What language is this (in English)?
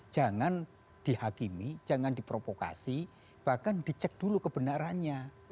Indonesian